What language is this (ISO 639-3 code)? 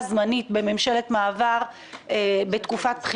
heb